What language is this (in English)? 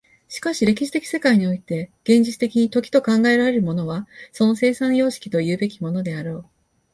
Japanese